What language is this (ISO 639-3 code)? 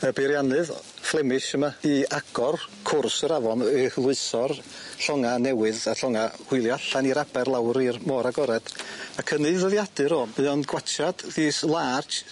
cym